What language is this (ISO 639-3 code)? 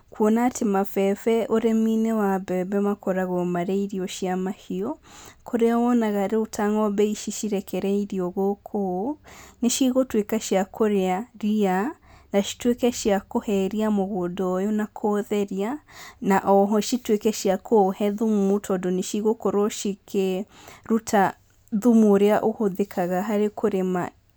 kik